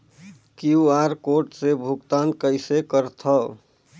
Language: Chhattisgarhi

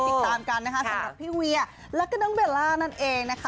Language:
Thai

